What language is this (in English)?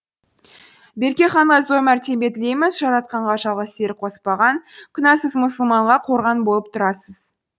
Kazakh